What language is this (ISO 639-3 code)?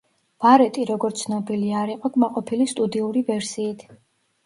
kat